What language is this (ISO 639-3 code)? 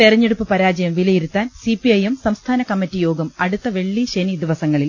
mal